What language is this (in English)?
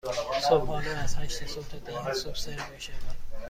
Persian